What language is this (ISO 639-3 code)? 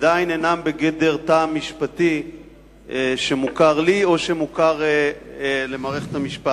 heb